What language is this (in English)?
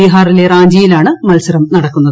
Malayalam